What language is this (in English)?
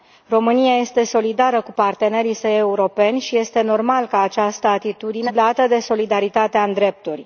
Romanian